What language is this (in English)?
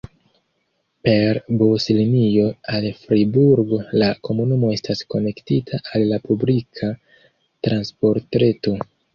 Esperanto